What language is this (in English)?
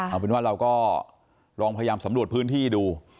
Thai